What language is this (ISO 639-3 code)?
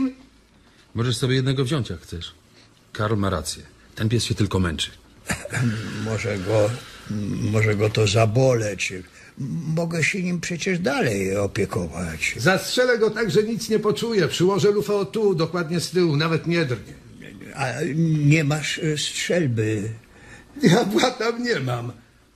pol